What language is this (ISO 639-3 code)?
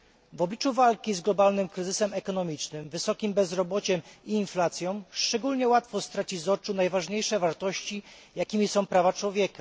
pol